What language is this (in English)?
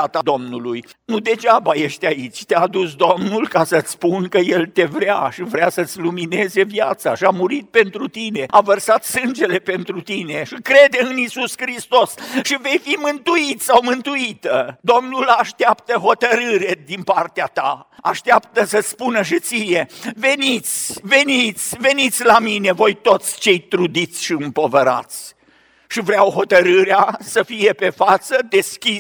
Romanian